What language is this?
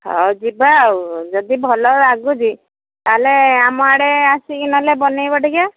Odia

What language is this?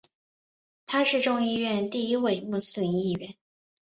Chinese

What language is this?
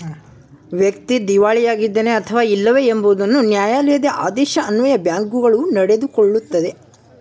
Kannada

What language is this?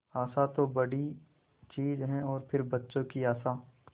Hindi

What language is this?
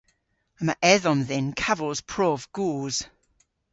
Cornish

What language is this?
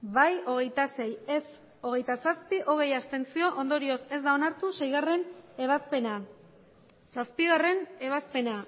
Basque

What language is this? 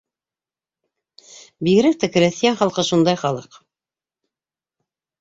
Bashkir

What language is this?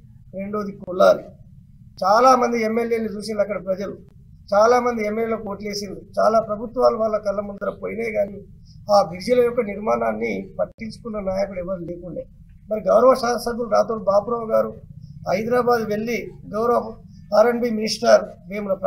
Telugu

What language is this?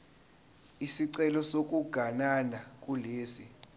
Zulu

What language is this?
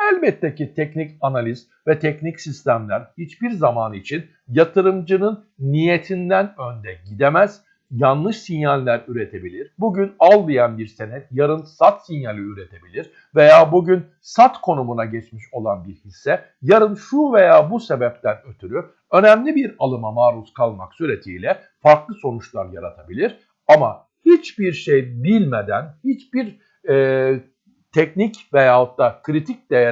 Turkish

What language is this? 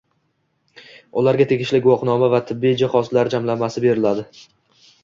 Uzbek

